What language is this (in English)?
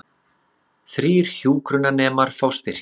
Icelandic